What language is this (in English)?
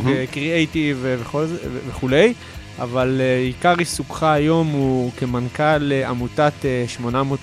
Hebrew